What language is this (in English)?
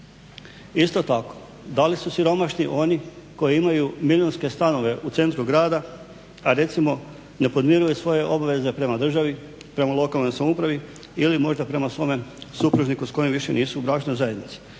Croatian